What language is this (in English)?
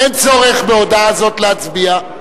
Hebrew